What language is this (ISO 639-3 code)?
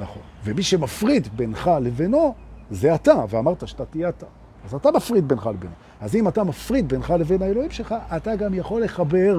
heb